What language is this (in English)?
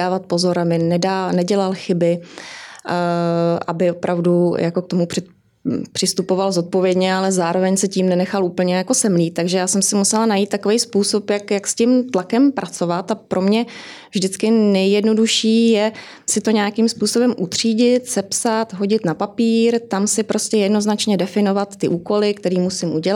Czech